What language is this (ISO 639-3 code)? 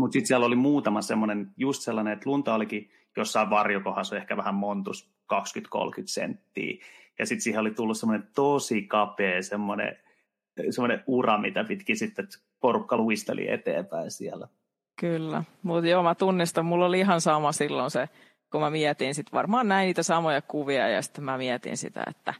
fin